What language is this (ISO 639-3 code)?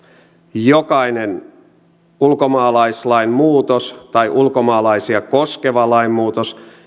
fin